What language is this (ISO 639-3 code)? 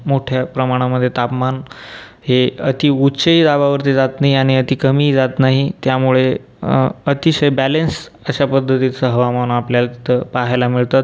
mar